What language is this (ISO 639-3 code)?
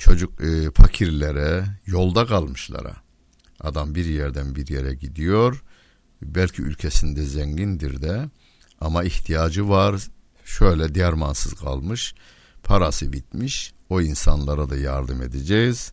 tur